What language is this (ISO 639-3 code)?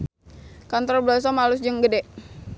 sun